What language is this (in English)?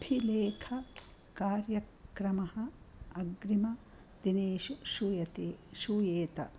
Sanskrit